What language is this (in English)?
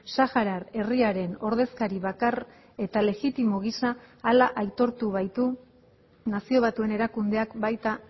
Basque